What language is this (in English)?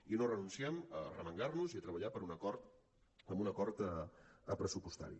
Catalan